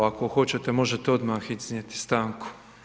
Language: Croatian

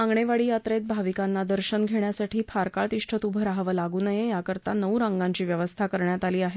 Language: Marathi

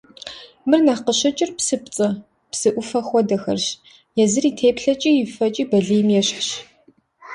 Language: Kabardian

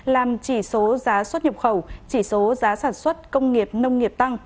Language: Vietnamese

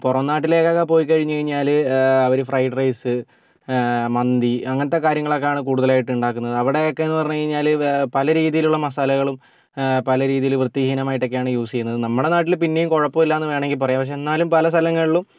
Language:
Malayalam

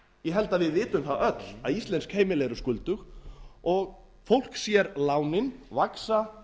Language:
Icelandic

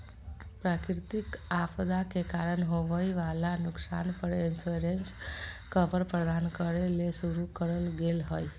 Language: Magahi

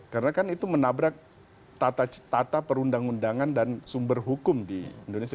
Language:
Indonesian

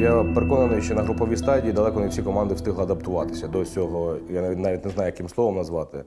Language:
Ukrainian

